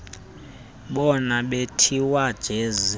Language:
Xhosa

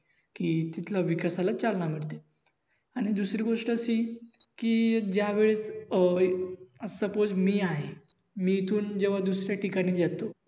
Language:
Marathi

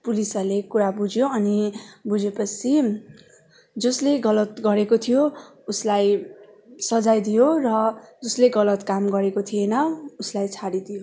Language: Nepali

